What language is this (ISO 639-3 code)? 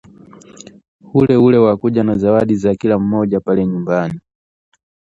swa